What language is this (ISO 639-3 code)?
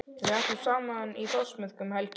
isl